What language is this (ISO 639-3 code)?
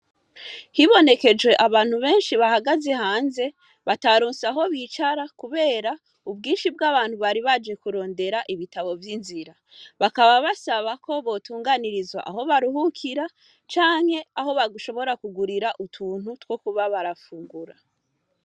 run